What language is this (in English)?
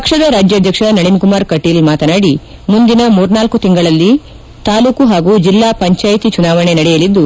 Kannada